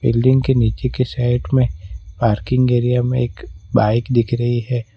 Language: Hindi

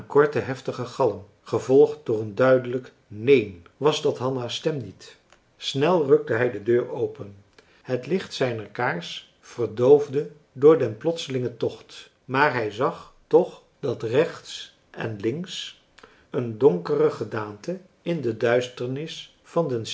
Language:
Dutch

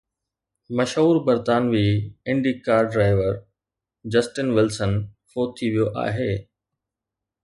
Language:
Sindhi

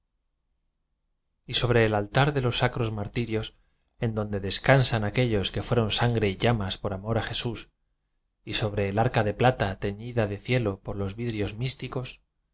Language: Spanish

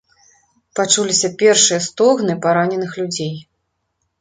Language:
Belarusian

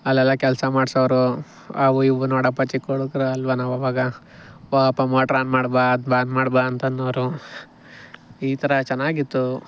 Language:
Kannada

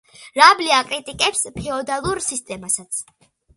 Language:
Georgian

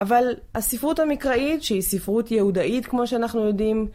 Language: Hebrew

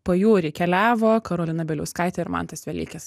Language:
Lithuanian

